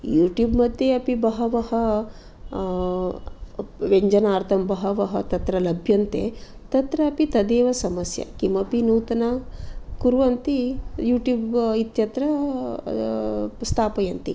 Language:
Sanskrit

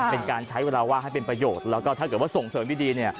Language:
Thai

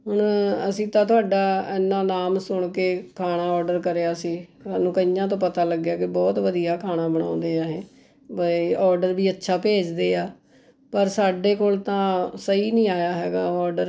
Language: Punjabi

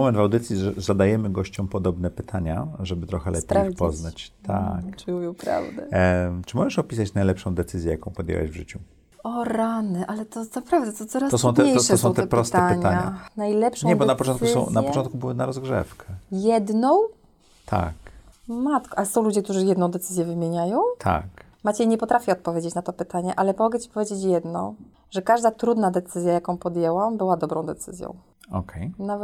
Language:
Polish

